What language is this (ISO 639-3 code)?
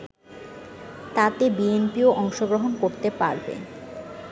ben